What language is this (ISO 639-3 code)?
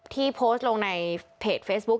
tha